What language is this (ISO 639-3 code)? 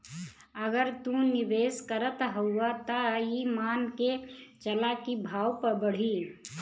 bho